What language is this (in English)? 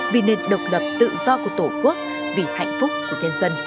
Vietnamese